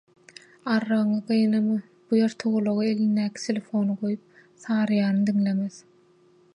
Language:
Turkmen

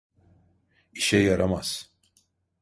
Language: Turkish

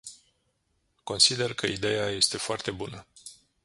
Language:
Romanian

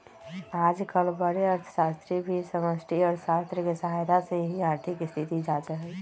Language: Magahi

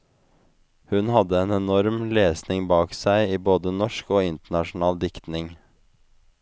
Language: Norwegian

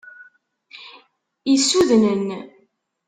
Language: Kabyle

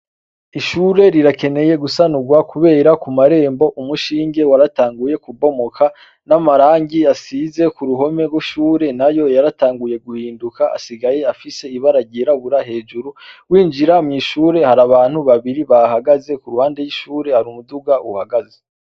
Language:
Rundi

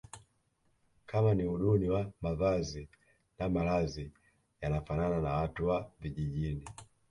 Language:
Swahili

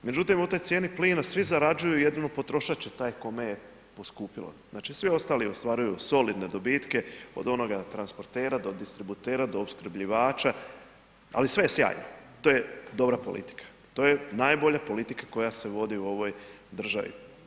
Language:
Croatian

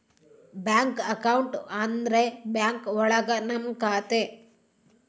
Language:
Kannada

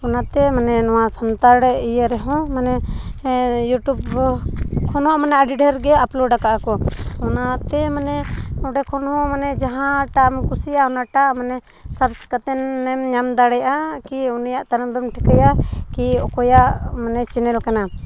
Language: Santali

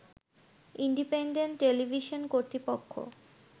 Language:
Bangla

